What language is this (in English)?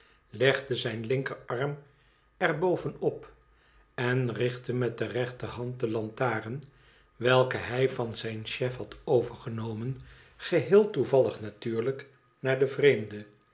Dutch